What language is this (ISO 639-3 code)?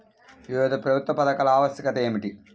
tel